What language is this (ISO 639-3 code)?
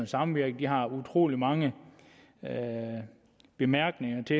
dan